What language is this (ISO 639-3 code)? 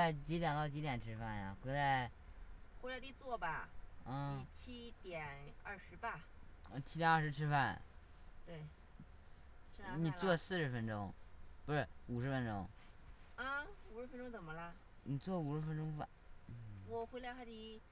zho